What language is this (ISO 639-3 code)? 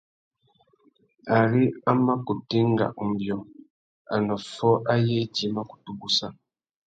bag